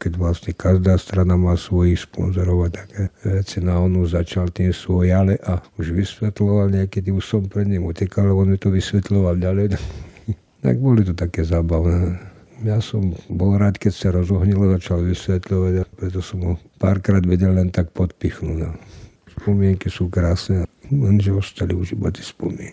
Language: Slovak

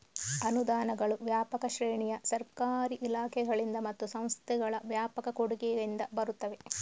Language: Kannada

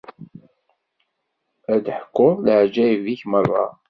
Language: Kabyle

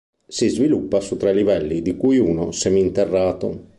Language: Italian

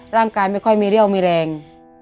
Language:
Thai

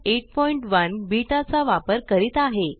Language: Marathi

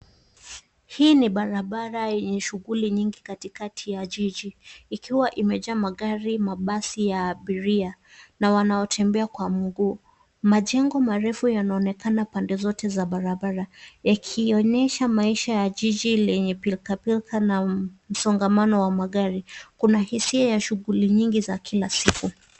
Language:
Swahili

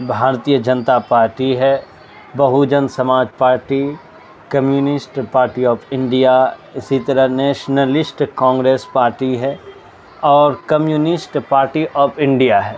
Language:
Urdu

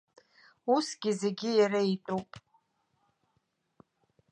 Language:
Abkhazian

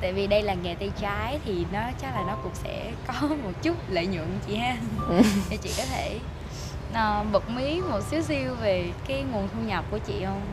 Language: Vietnamese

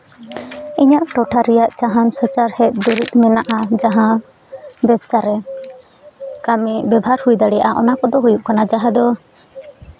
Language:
Santali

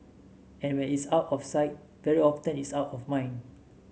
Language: English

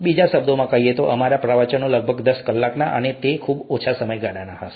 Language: Gujarati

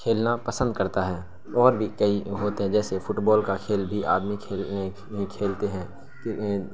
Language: Urdu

